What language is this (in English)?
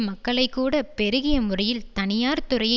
Tamil